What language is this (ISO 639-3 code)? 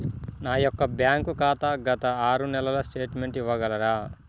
tel